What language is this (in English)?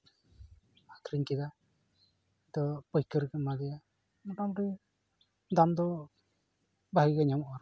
Santali